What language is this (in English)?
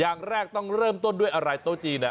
Thai